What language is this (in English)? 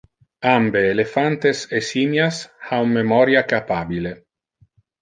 Interlingua